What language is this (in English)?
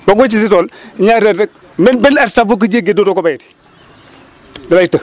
Wolof